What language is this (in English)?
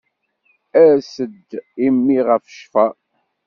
Kabyle